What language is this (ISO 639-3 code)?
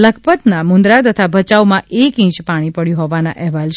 guj